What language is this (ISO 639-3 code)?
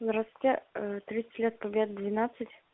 rus